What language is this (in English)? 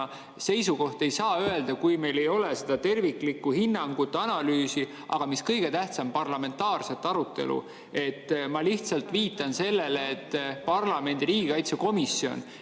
Estonian